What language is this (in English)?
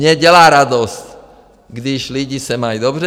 Czech